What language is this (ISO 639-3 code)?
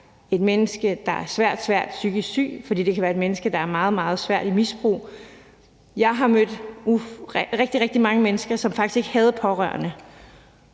dan